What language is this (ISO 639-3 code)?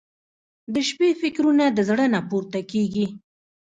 pus